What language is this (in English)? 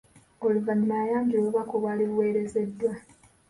Ganda